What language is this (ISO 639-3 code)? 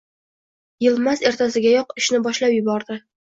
uzb